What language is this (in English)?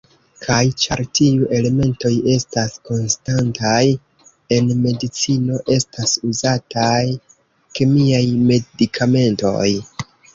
Esperanto